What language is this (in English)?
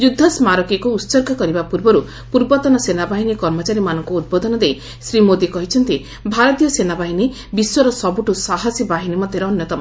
Odia